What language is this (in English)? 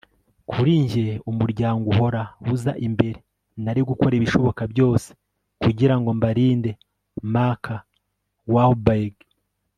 Kinyarwanda